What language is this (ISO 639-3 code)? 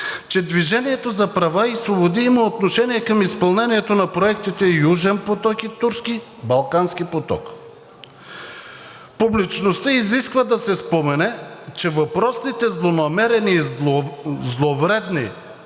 bul